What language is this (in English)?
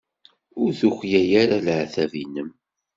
Kabyle